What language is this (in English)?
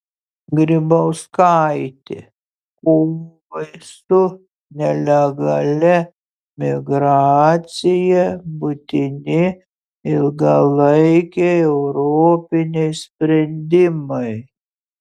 Lithuanian